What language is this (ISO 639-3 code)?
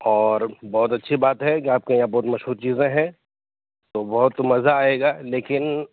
urd